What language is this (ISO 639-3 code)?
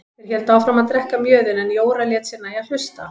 isl